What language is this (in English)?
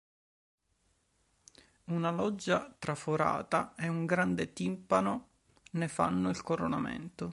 Italian